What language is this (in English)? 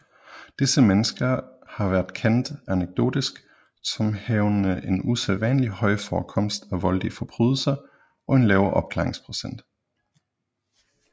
Danish